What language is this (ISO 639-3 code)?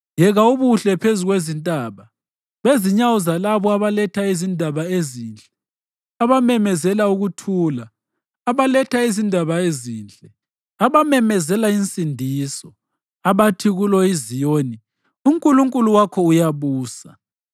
nde